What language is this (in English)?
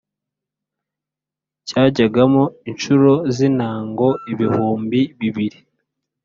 Kinyarwanda